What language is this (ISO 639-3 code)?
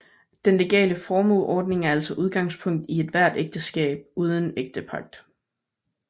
dan